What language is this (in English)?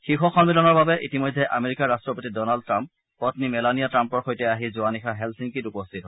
Assamese